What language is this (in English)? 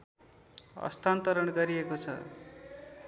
Nepali